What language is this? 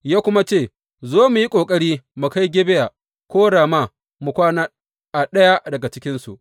Hausa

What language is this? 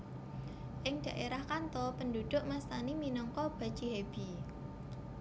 Javanese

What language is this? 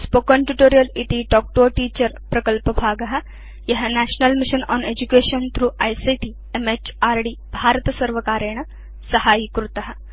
Sanskrit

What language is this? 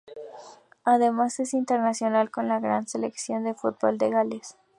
Spanish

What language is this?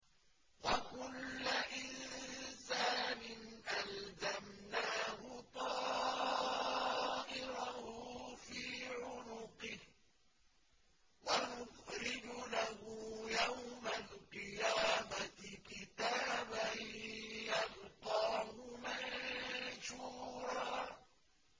Arabic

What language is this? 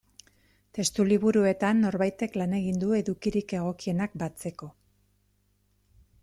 Basque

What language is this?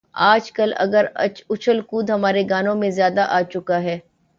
Urdu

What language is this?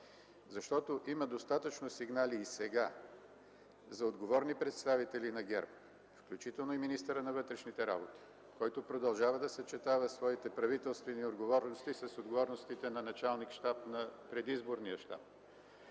Bulgarian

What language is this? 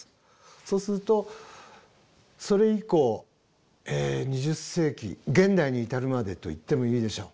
Japanese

